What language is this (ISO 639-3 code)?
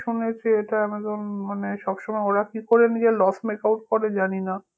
ben